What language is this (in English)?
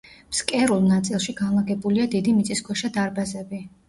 Georgian